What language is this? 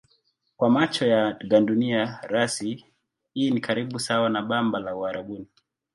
Swahili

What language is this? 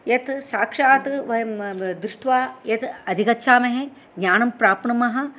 Sanskrit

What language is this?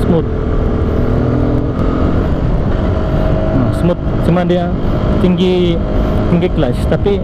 Indonesian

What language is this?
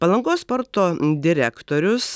Lithuanian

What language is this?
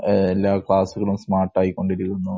Malayalam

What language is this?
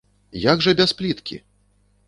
Belarusian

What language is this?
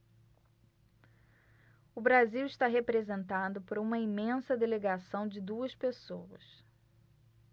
Portuguese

